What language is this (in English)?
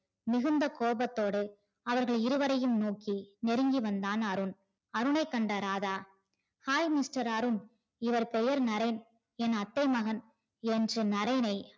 Tamil